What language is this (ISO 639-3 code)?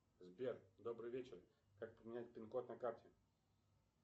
rus